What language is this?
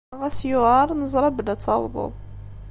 Kabyle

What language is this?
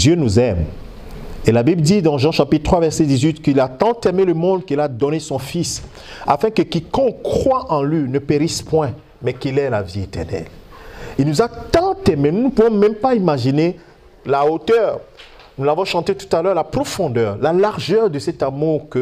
French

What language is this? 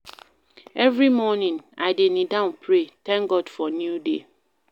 Nigerian Pidgin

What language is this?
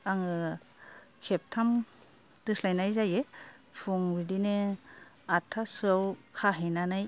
Bodo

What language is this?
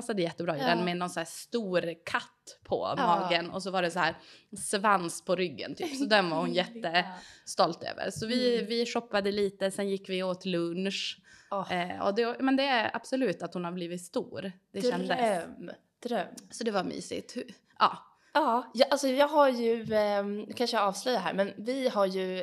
Swedish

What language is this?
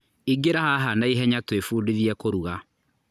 Kikuyu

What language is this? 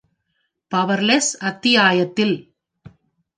Tamil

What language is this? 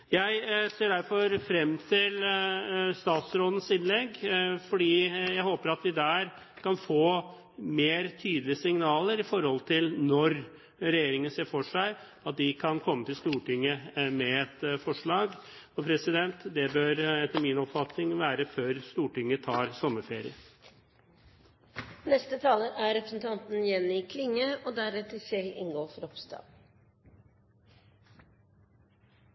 Norwegian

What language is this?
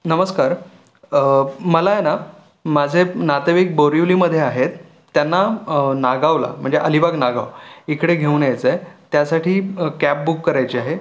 Marathi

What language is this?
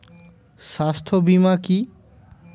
Bangla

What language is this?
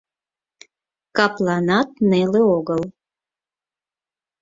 Mari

